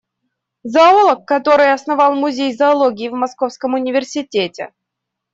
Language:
Russian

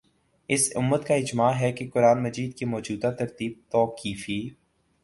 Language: Urdu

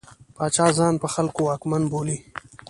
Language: Pashto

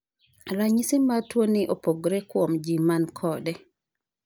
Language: Luo (Kenya and Tanzania)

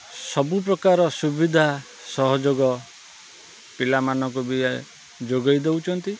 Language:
Odia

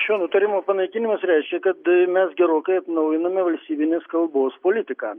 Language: Lithuanian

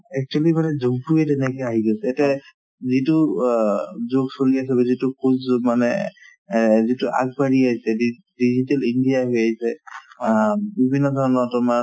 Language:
Assamese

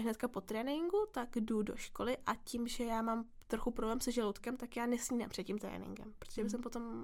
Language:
Czech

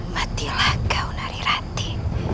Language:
Indonesian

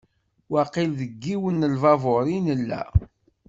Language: Kabyle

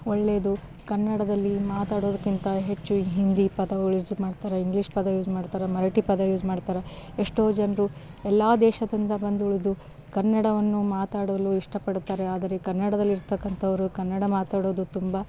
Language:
Kannada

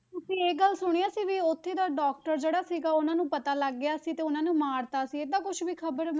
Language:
Punjabi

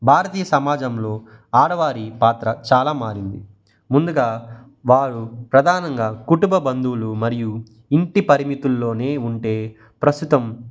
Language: Telugu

